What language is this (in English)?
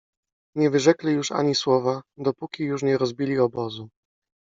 Polish